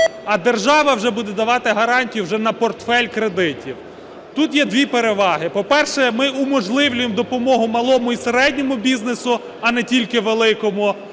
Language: Ukrainian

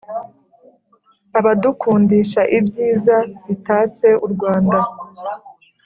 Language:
Kinyarwanda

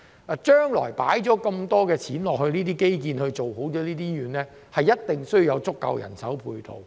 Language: Cantonese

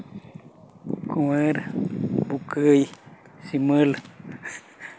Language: Santali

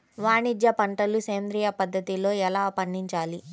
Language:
Telugu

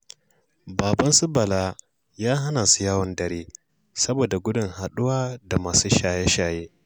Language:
Hausa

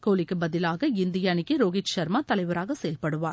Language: Tamil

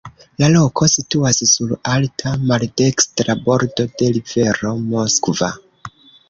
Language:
Esperanto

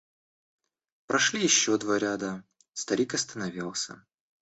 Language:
Russian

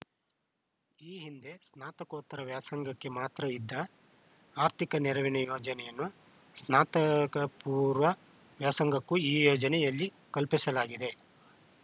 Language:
Kannada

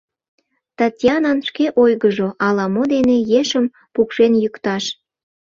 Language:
Mari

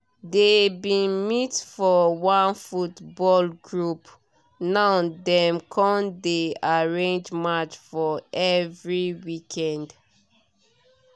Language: Nigerian Pidgin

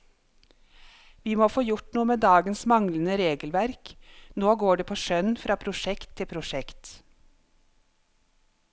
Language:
Norwegian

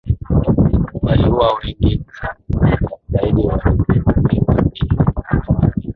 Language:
Swahili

